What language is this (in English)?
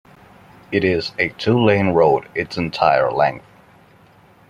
English